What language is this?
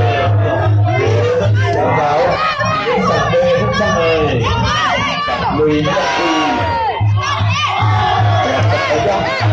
Thai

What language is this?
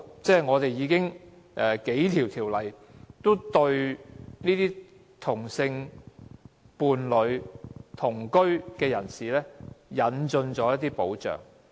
Cantonese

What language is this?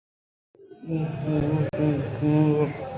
Eastern Balochi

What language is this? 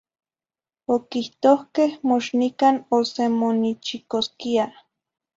Zacatlán-Ahuacatlán-Tepetzintla Nahuatl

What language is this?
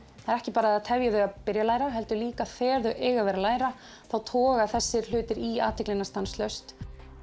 Icelandic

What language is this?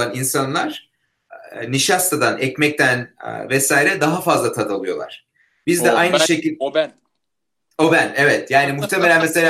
Turkish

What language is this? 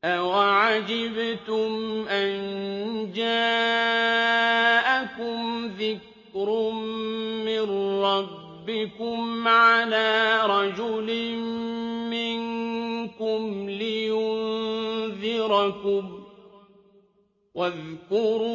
Arabic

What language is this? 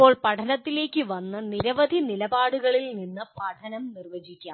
Malayalam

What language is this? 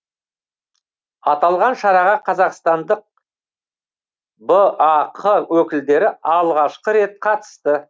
Kazakh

